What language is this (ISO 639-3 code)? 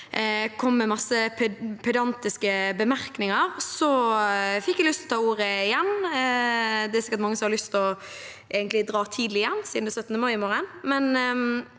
nor